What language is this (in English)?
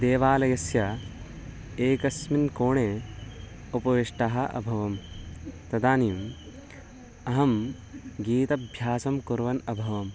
Sanskrit